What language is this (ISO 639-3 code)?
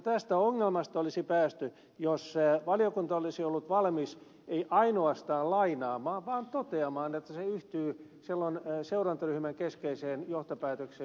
fin